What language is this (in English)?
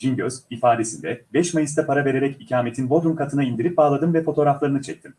Turkish